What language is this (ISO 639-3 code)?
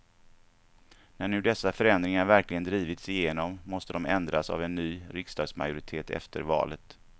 swe